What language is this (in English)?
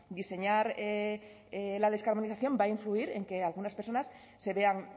Spanish